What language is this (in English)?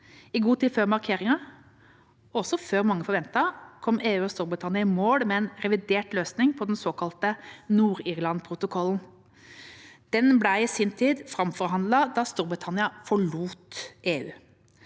Norwegian